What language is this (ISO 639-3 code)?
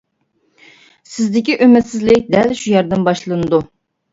uig